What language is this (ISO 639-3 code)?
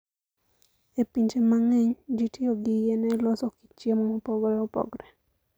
luo